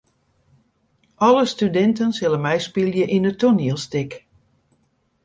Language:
Western Frisian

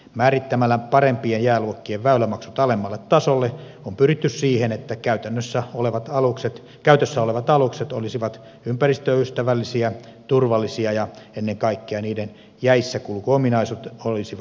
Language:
Finnish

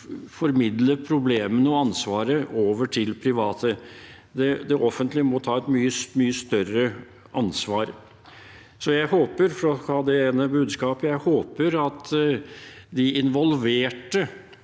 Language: Norwegian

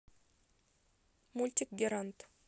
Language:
Russian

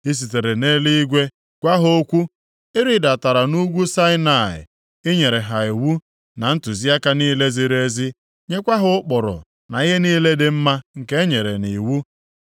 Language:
Igbo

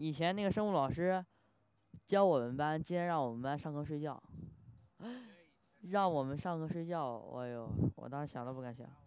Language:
Chinese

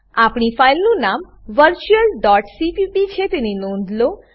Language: Gujarati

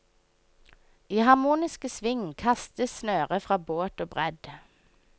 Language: Norwegian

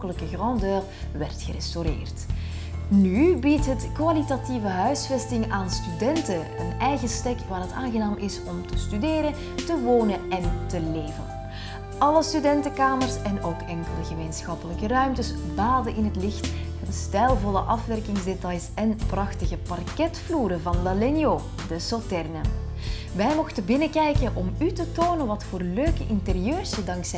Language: Dutch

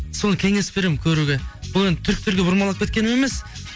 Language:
Kazakh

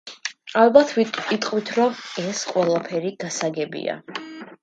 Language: Georgian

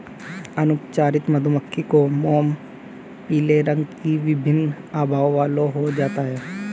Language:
Hindi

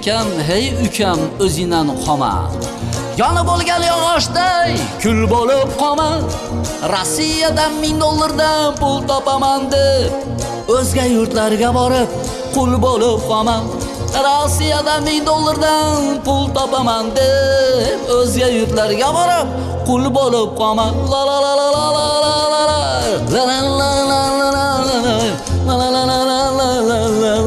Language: Uzbek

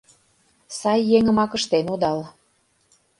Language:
Mari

